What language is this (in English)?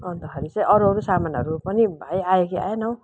Nepali